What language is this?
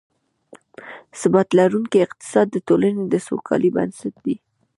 Pashto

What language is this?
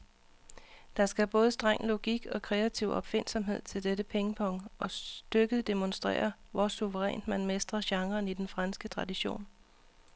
Danish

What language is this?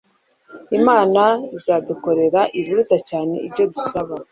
Kinyarwanda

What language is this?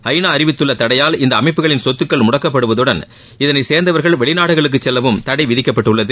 Tamil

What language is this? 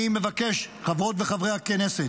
Hebrew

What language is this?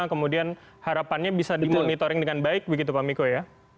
Indonesian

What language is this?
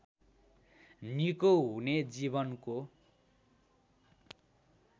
Nepali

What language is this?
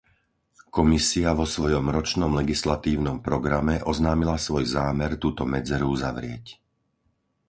Slovak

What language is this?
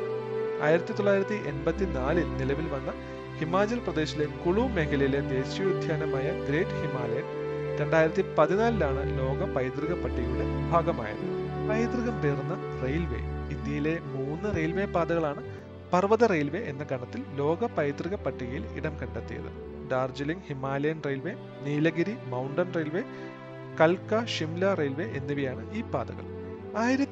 Malayalam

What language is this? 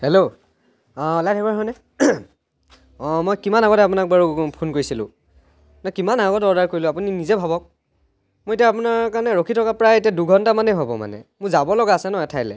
Assamese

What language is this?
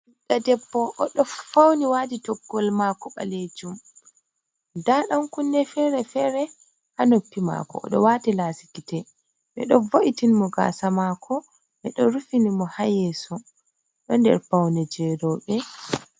Fula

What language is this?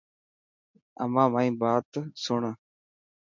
Dhatki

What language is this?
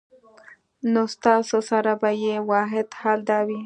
Pashto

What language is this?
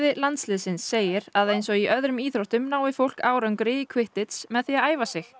Icelandic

